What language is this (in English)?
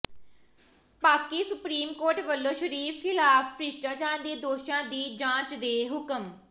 Punjabi